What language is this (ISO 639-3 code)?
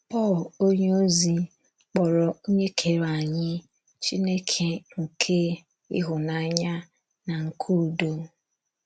ibo